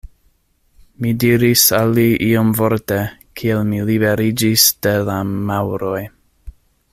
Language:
Esperanto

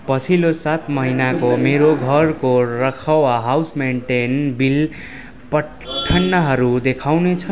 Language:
Nepali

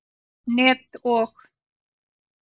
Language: Icelandic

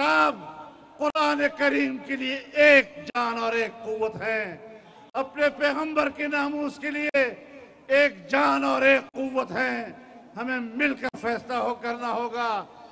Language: Arabic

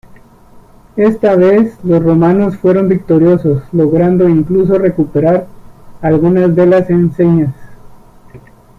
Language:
Spanish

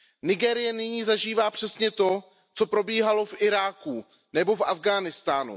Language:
Czech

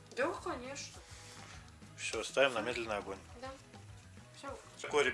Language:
Russian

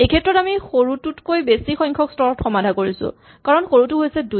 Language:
Assamese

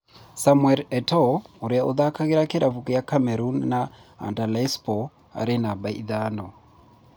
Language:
Kikuyu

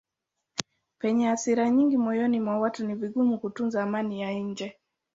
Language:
Swahili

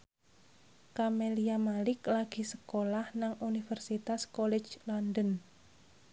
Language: Javanese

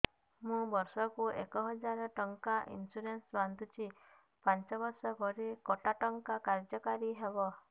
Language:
Odia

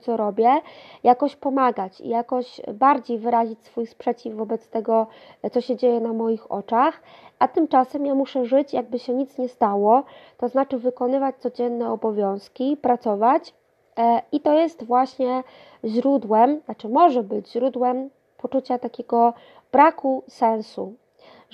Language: Polish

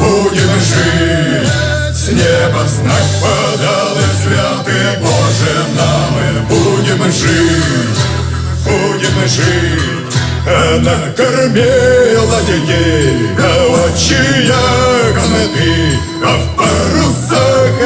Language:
Russian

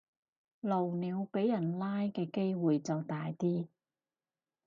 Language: Cantonese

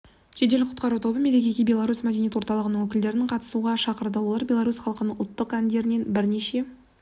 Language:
Kazakh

